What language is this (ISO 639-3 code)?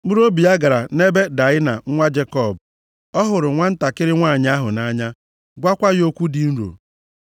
ibo